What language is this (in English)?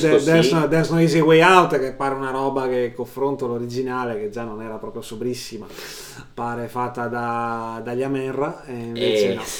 Italian